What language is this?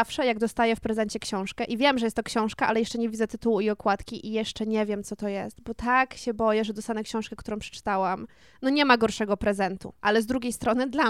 Polish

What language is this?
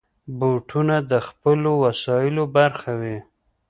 Pashto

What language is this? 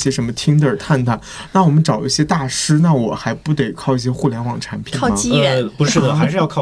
Chinese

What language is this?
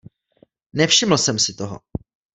Czech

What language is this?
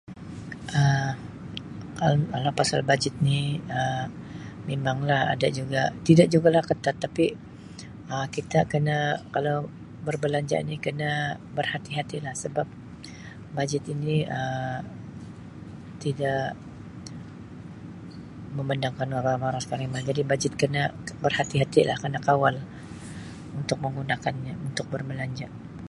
Sabah Malay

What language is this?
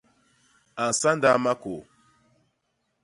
Basaa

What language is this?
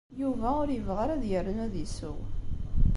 Kabyle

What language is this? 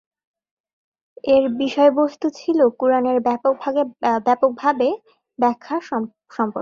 Bangla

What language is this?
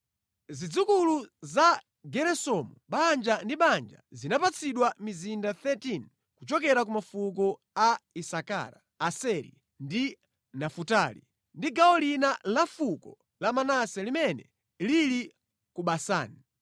Nyanja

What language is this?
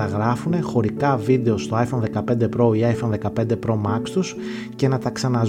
Greek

